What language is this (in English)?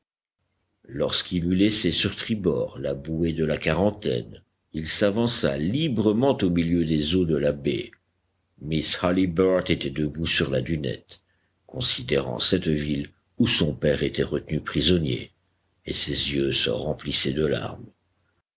French